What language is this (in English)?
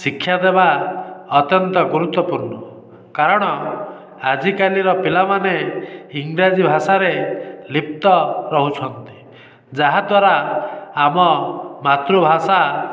Odia